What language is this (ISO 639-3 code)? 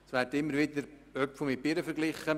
gsw